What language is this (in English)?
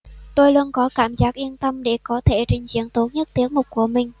Vietnamese